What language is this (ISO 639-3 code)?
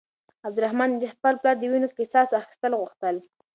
pus